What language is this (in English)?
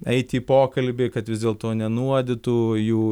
Lithuanian